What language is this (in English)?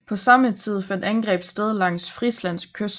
Danish